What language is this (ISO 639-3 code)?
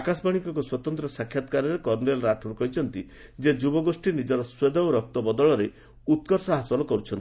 ori